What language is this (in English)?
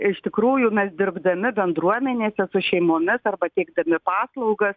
Lithuanian